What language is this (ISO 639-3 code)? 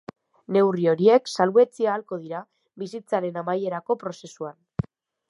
eus